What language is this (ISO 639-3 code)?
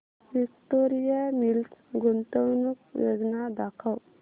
mar